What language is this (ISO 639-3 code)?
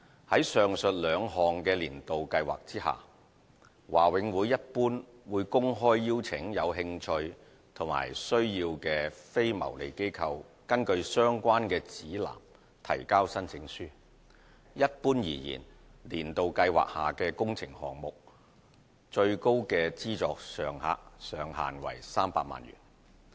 yue